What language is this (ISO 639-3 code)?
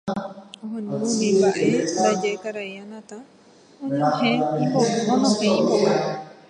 grn